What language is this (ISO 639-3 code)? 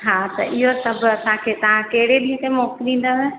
snd